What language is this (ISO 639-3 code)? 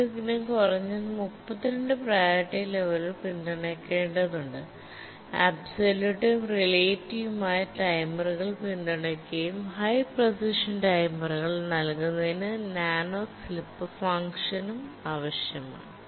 mal